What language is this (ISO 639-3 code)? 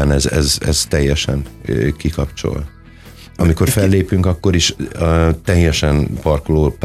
hun